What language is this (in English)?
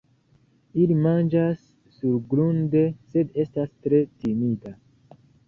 Esperanto